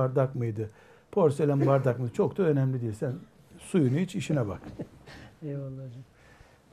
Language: Turkish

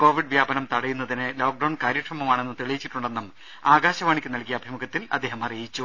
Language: Malayalam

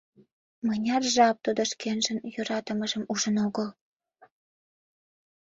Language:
Mari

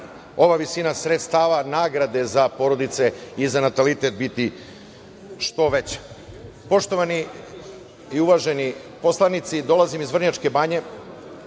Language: Serbian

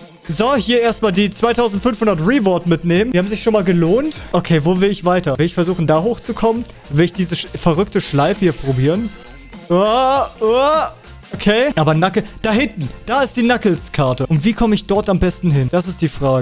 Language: German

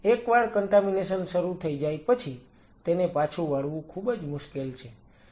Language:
Gujarati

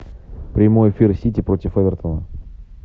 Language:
Russian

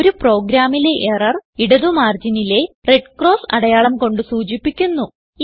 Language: Malayalam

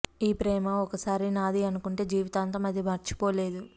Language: Telugu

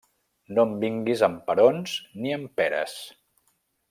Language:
Catalan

